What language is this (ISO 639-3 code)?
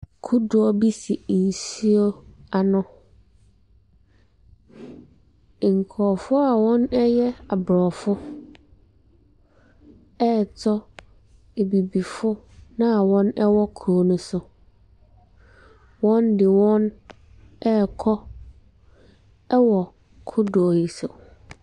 aka